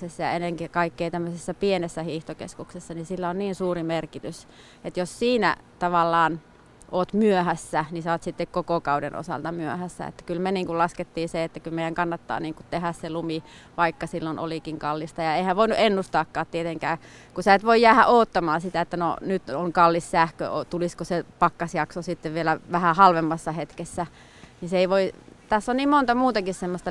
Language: Finnish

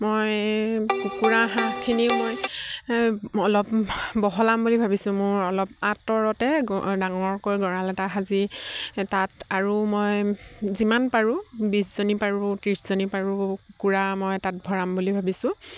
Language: Assamese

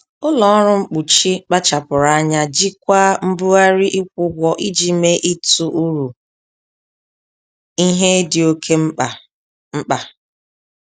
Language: Igbo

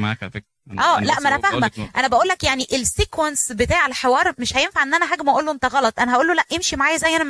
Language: Arabic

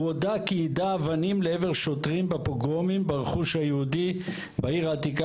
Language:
Hebrew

